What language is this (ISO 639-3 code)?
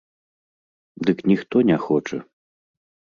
bel